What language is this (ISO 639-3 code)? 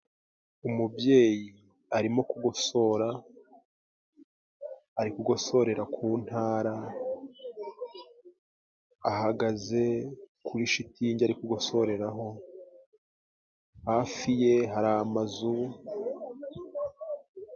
kin